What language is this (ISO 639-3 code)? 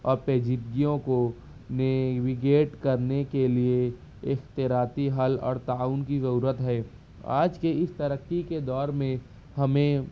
urd